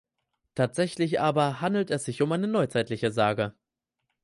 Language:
German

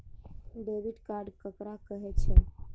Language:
Maithili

